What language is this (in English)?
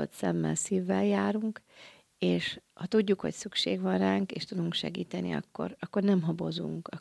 Hungarian